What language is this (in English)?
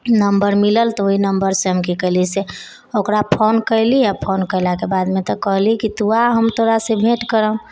Maithili